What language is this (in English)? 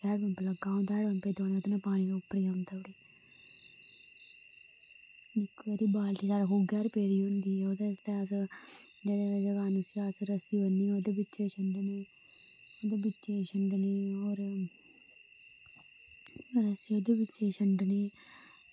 Dogri